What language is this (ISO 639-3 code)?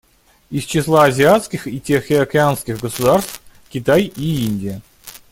rus